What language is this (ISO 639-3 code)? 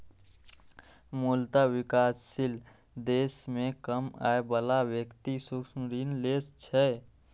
mai